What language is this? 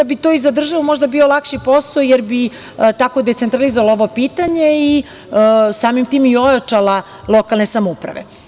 Serbian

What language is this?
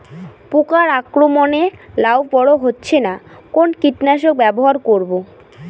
Bangla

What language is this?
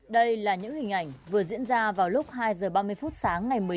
Vietnamese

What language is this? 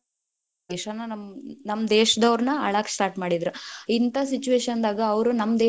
Kannada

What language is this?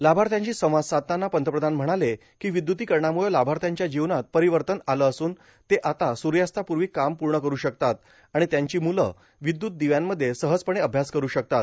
Marathi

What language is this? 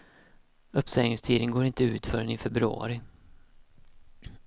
Swedish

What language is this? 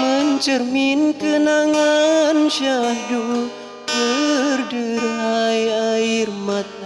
Indonesian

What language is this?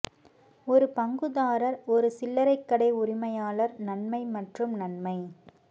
Tamil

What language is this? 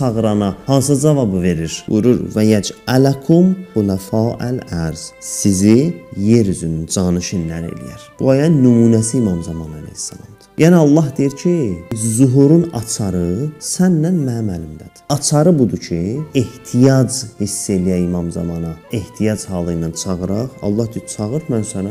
Turkish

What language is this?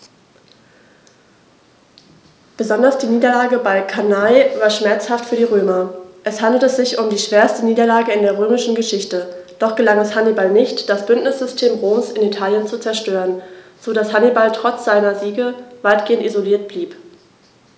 German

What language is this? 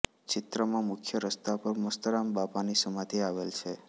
Gujarati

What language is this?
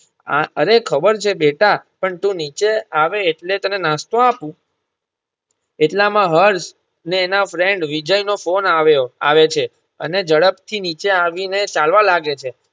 Gujarati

